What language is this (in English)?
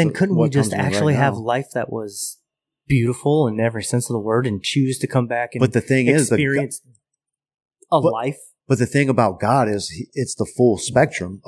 English